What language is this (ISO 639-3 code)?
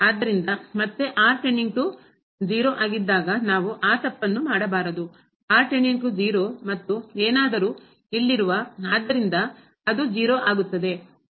kan